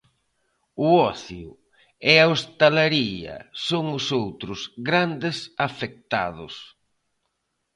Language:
Galician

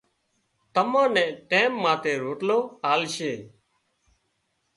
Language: Wadiyara Koli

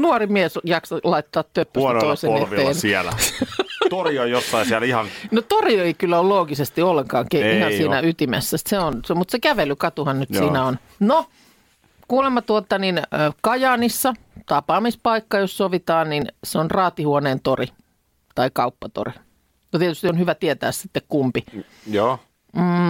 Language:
Finnish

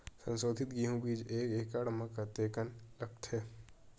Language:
Chhattisgarhi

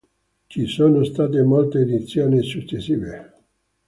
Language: Italian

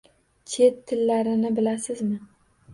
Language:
Uzbek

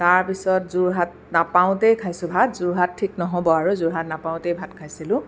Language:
Assamese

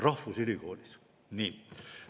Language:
Estonian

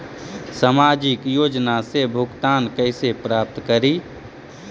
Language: Magahi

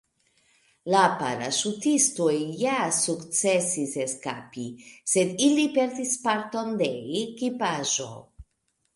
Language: Esperanto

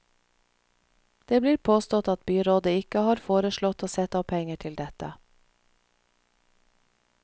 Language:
Norwegian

